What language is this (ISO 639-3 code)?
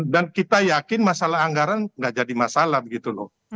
ind